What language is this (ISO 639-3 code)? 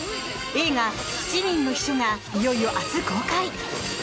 jpn